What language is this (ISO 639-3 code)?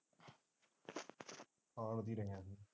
pan